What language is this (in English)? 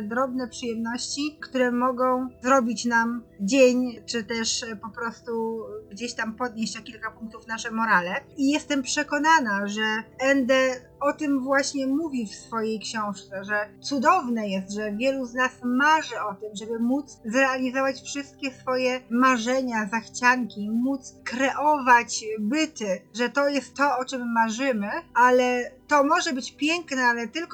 Polish